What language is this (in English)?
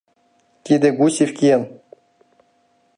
Mari